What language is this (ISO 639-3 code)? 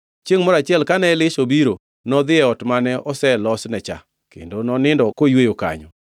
luo